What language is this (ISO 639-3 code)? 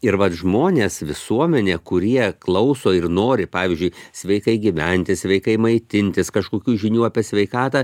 lit